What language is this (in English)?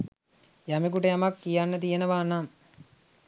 Sinhala